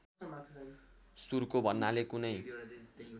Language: Nepali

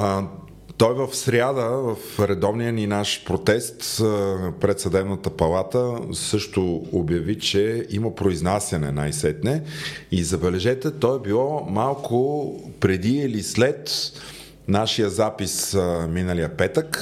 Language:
Bulgarian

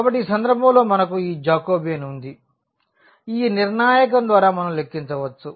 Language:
Telugu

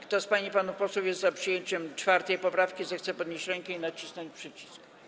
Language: Polish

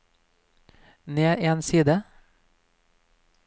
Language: Norwegian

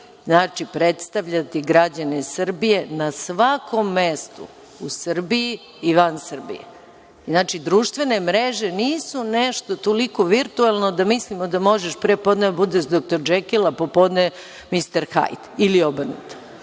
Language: Serbian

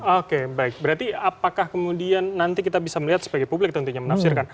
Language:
Indonesian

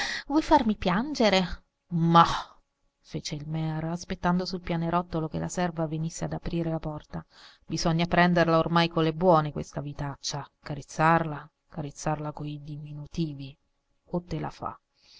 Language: Italian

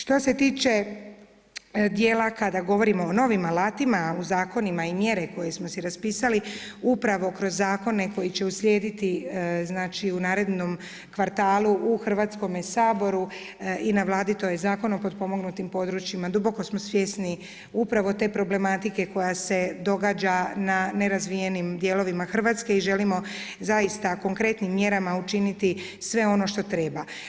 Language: Croatian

